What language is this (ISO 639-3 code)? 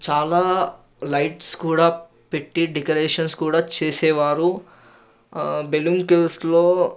tel